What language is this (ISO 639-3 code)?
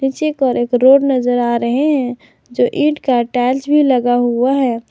hin